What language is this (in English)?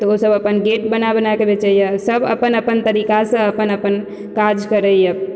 Maithili